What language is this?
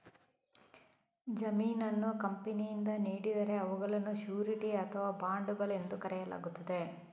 Kannada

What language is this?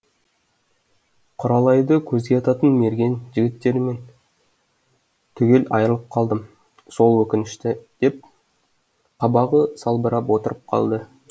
Kazakh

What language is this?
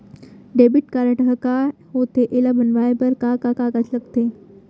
Chhattisgarhi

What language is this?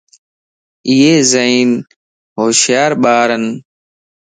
Lasi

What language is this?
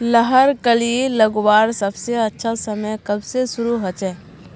Magahi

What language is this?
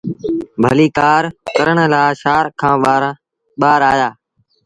Sindhi Bhil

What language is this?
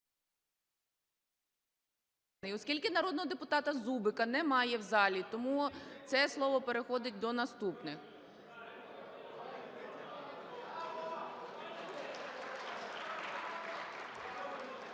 Ukrainian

